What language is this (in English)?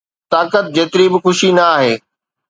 Sindhi